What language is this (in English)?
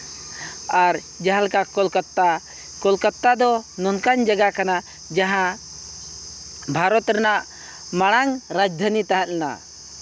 Santali